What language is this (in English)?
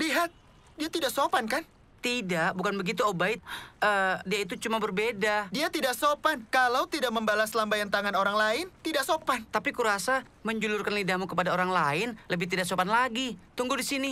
Indonesian